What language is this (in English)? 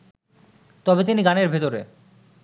Bangla